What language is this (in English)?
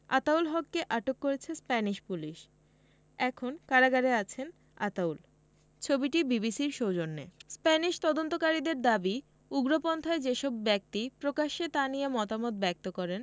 Bangla